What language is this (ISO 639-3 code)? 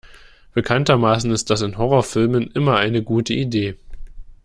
deu